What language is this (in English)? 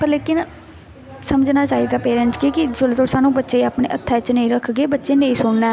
Dogri